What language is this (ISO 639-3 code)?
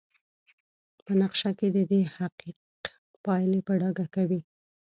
pus